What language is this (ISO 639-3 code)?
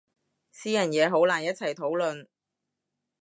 yue